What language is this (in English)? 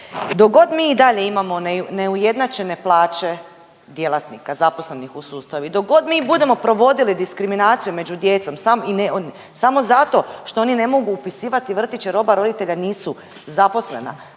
Croatian